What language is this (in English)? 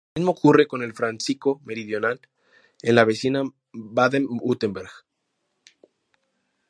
Spanish